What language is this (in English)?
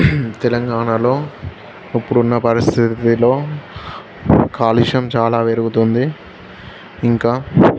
Telugu